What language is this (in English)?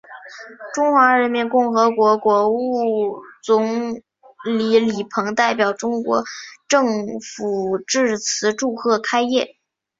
Chinese